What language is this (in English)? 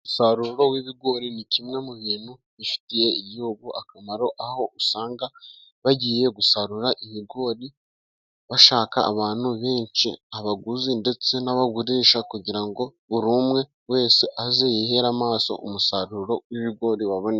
Kinyarwanda